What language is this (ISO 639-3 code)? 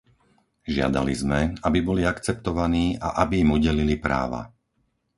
slk